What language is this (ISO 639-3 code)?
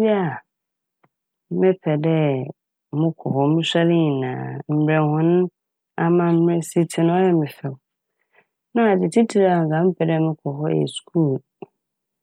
aka